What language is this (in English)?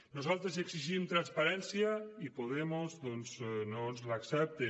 Catalan